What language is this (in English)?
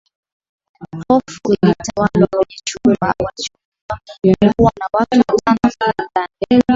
Swahili